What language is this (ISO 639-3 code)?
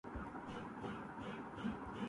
urd